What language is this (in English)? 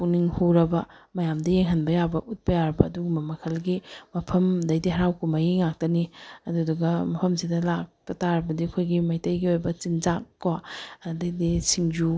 Manipuri